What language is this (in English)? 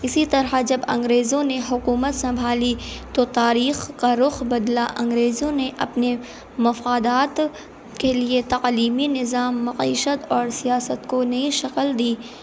Urdu